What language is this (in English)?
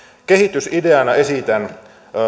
Finnish